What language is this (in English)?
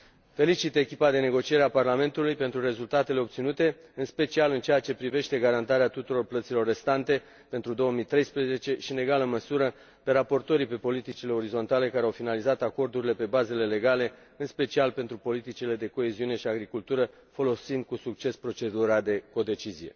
Romanian